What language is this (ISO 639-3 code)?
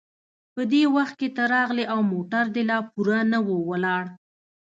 pus